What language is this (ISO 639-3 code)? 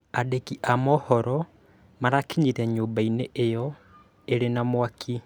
kik